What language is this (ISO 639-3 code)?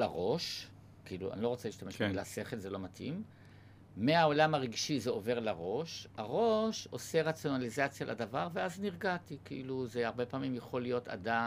heb